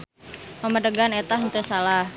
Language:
Sundanese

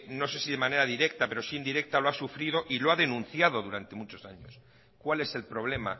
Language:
Spanish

